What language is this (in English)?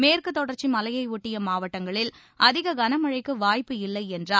Tamil